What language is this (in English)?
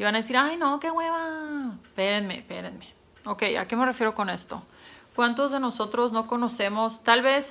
Spanish